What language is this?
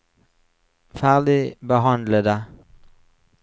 Norwegian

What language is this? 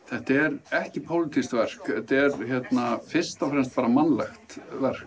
Icelandic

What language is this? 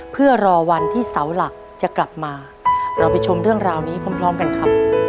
Thai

